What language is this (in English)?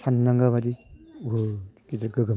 Bodo